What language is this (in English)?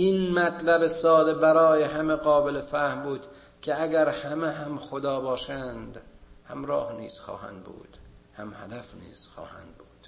Persian